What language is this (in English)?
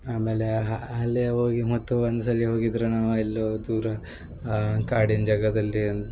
Kannada